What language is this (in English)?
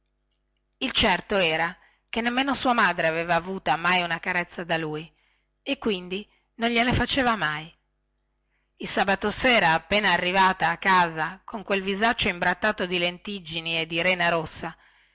Italian